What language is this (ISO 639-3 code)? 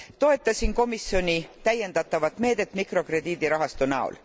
est